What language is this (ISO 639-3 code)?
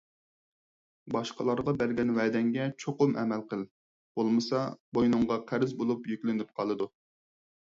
uig